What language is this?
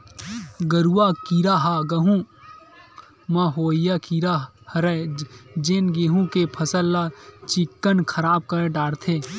Chhattisgarhi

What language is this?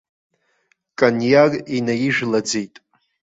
Abkhazian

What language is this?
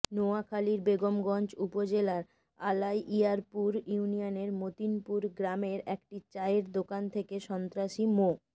Bangla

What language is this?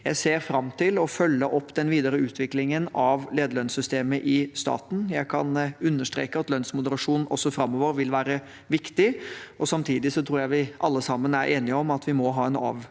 Norwegian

